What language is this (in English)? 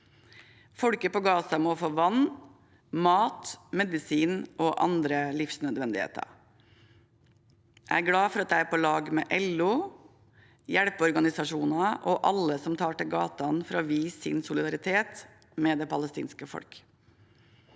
Norwegian